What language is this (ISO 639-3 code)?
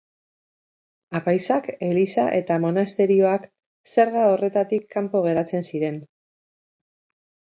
eus